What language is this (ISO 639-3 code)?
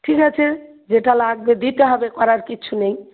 ben